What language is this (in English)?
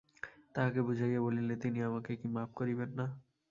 Bangla